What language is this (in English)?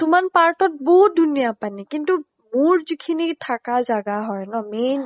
Assamese